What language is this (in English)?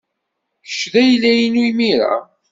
Kabyle